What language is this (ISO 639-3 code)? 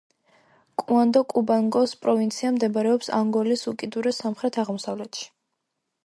kat